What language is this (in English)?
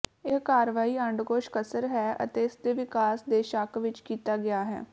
Punjabi